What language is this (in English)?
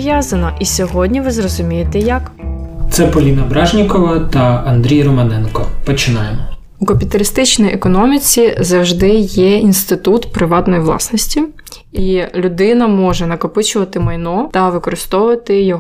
Ukrainian